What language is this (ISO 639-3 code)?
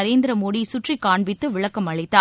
tam